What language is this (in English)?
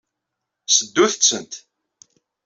Kabyle